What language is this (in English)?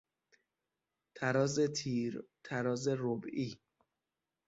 Persian